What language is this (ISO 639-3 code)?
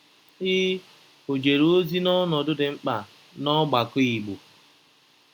ibo